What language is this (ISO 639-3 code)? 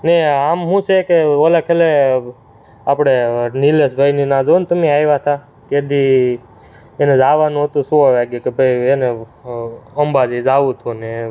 guj